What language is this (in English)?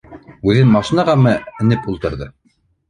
Bashkir